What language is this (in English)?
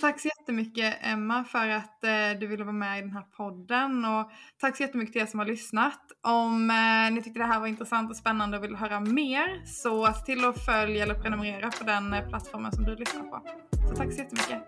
Swedish